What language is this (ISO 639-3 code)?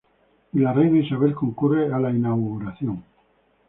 spa